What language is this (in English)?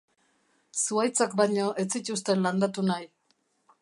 Basque